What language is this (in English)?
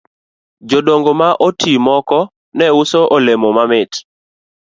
Luo (Kenya and Tanzania)